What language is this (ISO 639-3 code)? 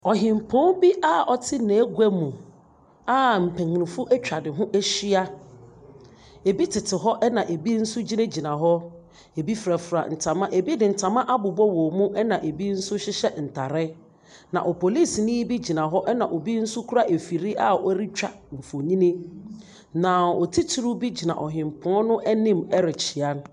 aka